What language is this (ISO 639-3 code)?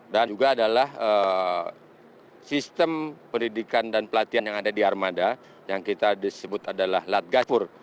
ind